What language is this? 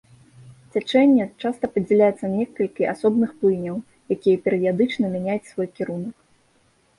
Belarusian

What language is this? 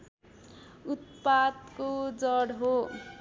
Nepali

